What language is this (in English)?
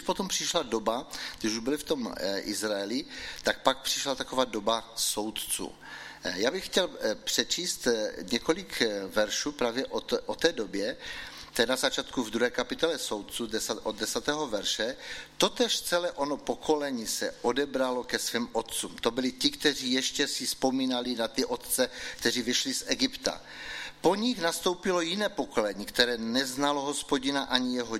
Czech